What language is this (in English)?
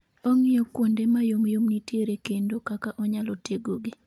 Luo (Kenya and Tanzania)